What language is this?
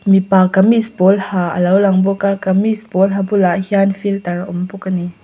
Mizo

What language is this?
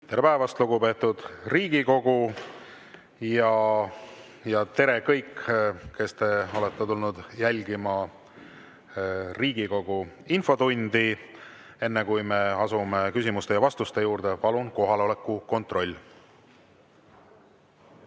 Estonian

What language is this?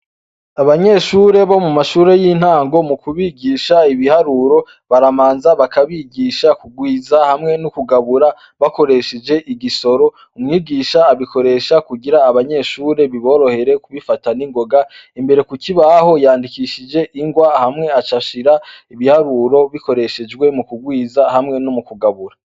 Rundi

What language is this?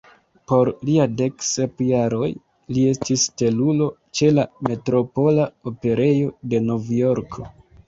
Esperanto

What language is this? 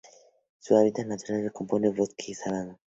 Spanish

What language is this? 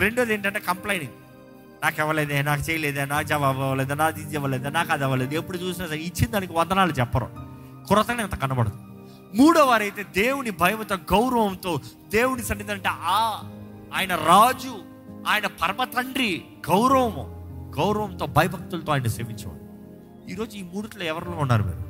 Telugu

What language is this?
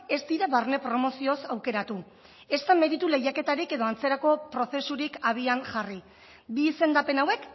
Basque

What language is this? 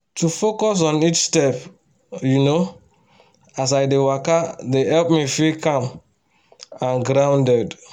Nigerian Pidgin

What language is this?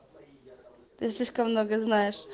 Russian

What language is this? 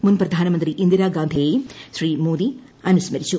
Malayalam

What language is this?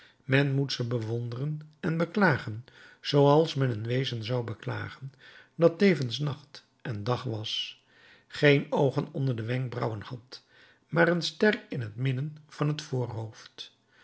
Dutch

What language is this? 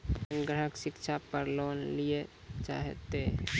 Maithili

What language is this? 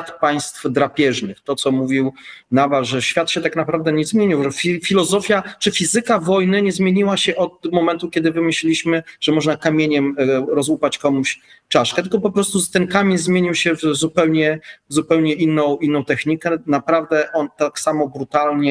Polish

